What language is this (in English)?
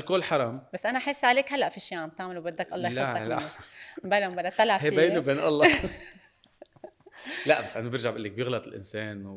Arabic